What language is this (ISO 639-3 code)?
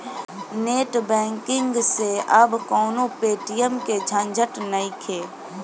bho